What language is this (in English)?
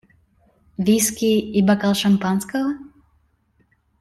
Russian